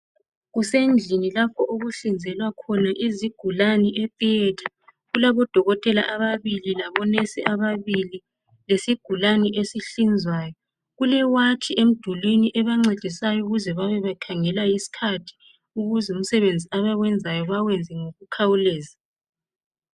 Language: North Ndebele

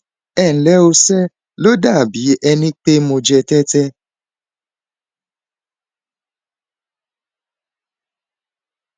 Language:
Yoruba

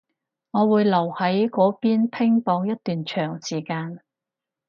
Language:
Cantonese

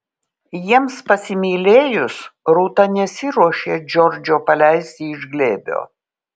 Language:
Lithuanian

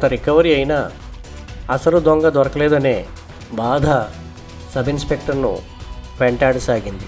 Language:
Telugu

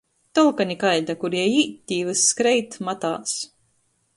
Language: Latgalian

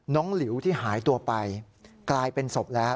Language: Thai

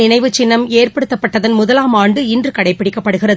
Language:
Tamil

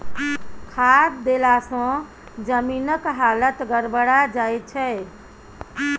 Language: Maithili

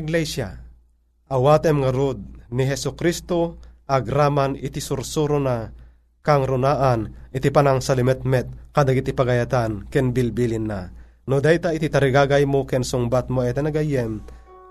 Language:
Filipino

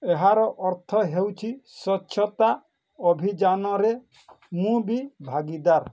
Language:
Odia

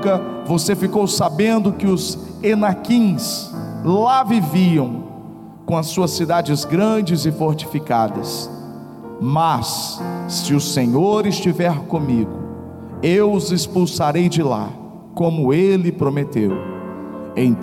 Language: Portuguese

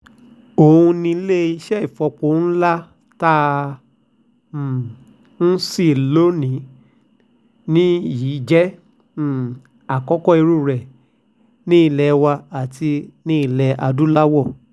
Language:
Yoruba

